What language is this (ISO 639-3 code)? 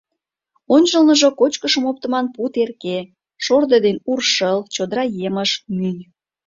chm